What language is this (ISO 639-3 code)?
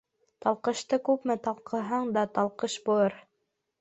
bak